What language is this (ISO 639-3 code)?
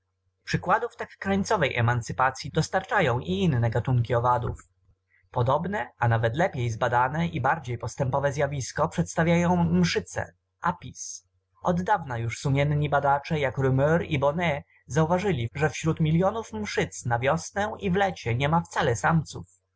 pol